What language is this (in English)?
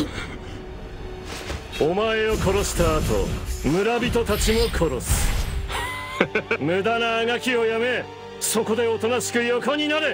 Japanese